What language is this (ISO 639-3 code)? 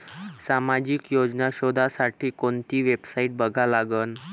mar